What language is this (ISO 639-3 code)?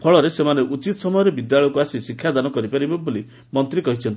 ori